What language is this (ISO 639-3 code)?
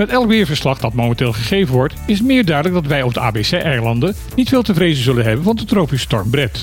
nld